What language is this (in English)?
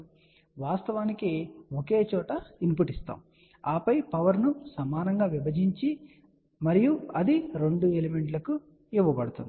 Telugu